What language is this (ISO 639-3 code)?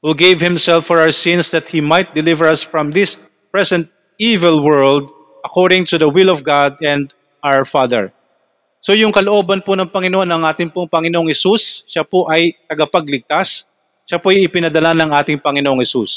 fil